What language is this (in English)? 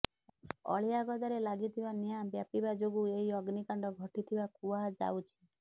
Odia